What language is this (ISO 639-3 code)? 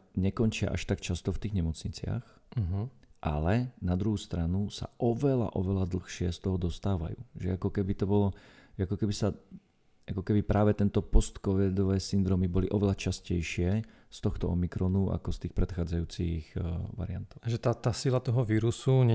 slk